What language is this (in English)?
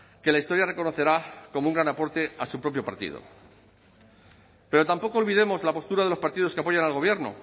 Spanish